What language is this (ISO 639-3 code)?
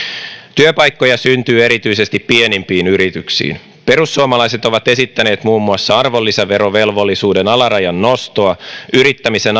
fin